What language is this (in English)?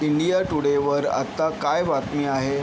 Marathi